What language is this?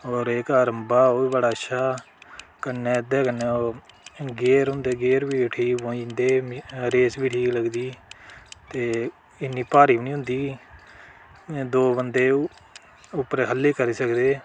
Dogri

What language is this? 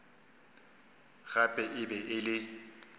Northern Sotho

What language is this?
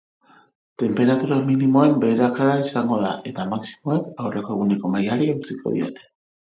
Basque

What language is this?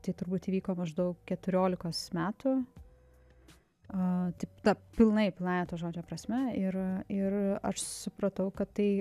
Lithuanian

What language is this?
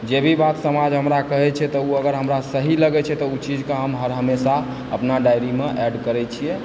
Maithili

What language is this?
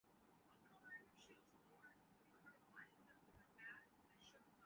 Urdu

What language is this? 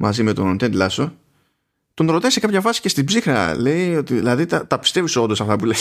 Greek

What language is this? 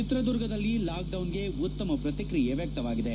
Kannada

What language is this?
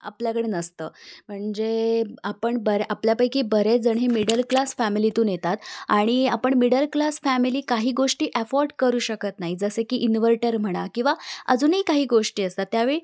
Marathi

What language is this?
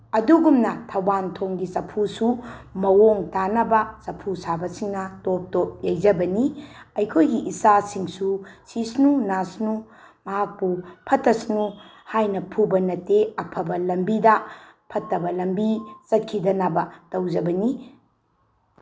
Manipuri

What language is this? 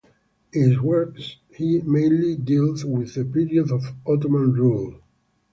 English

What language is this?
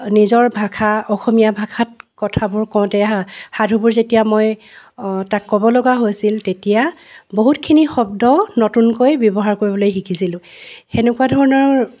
Assamese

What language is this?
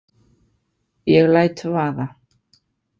Icelandic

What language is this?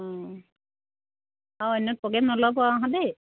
Assamese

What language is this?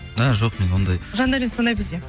Kazakh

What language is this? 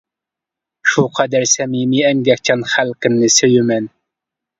Uyghur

